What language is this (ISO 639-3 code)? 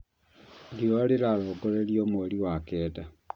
kik